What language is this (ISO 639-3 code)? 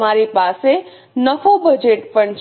guj